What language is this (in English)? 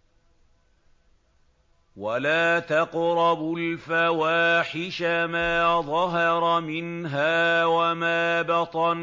Arabic